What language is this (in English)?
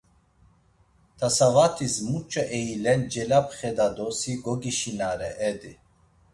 Laz